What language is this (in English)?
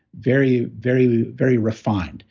English